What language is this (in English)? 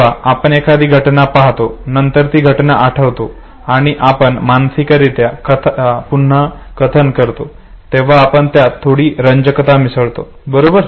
Marathi